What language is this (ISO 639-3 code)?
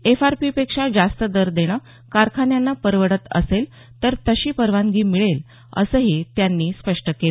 mar